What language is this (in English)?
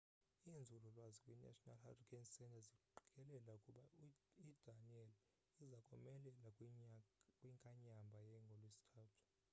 Xhosa